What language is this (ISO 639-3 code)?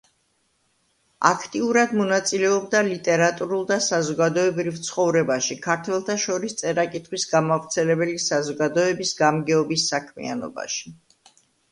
kat